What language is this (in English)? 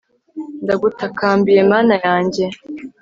Kinyarwanda